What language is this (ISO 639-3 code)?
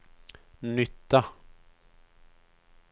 swe